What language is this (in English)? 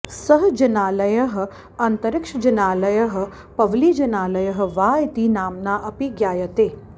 Sanskrit